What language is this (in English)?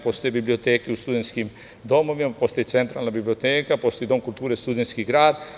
Serbian